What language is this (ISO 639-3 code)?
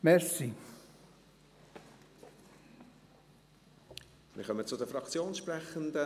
gsw